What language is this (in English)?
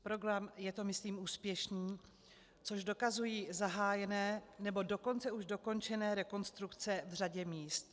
Czech